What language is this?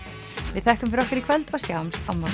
Icelandic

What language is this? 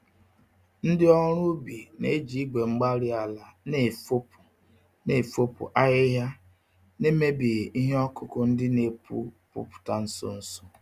Igbo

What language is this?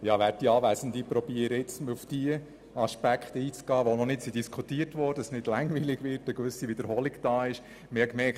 Swiss German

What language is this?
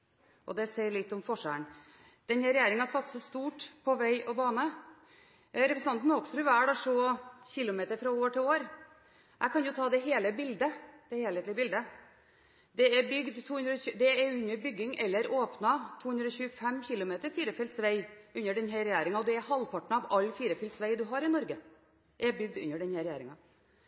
Norwegian Bokmål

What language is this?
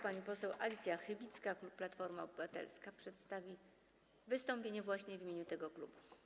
Polish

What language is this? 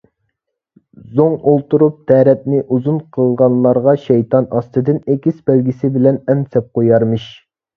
Uyghur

